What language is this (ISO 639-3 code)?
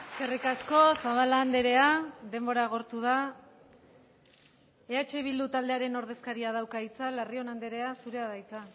eus